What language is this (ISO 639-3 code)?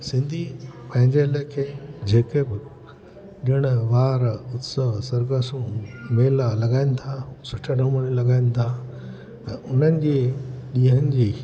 snd